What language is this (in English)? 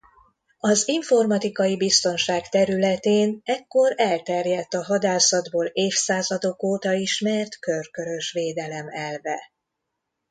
Hungarian